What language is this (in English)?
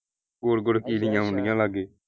Punjabi